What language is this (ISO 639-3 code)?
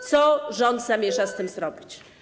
pol